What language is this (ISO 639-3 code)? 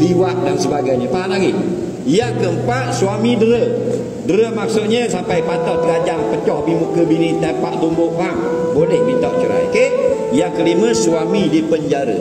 msa